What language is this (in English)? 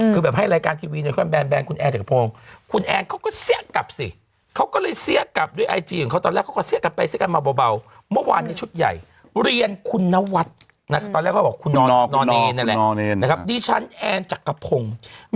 Thai